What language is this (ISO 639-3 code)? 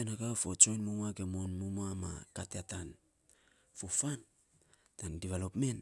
sps